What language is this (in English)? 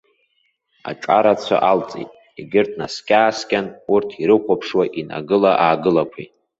Abkhazian